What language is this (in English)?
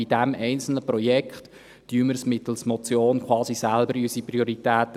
Swiss German